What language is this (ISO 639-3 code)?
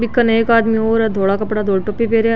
mwr